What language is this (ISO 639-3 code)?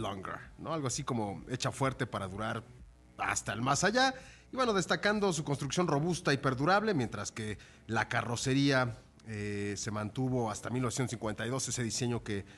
spa